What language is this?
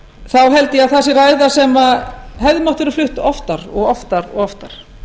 Icelandic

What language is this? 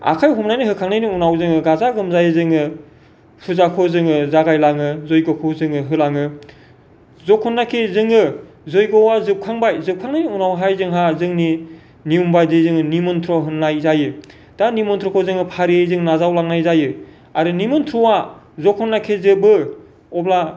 Bodo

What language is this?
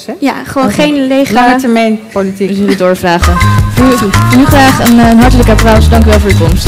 Dutch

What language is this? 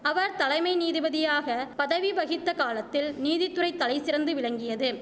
Tamil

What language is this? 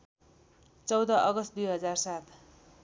Nepali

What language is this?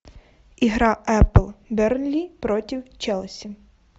Russian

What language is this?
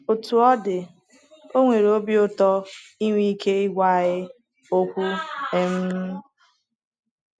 Igbo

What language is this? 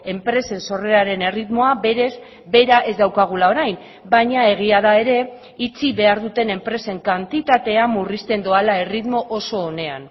Basque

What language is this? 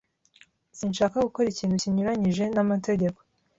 Kinyarwanda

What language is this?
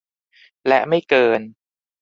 Thai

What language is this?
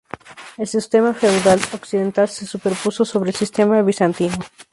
Spanish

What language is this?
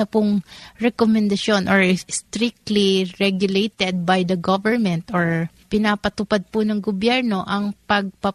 Filipino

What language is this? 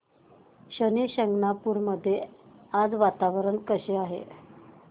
Marathi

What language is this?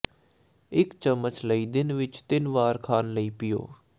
Punjabi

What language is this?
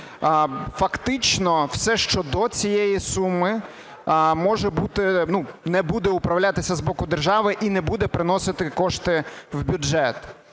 Ukrainian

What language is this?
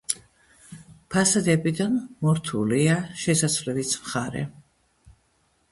Georgian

